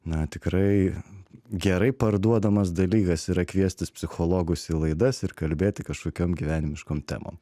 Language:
Lithuanian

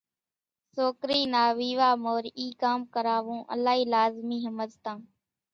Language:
Kachi Koli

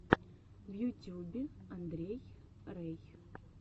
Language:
Russian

